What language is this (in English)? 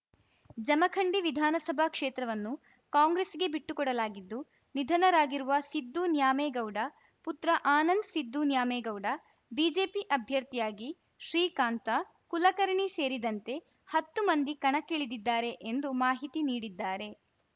Kannada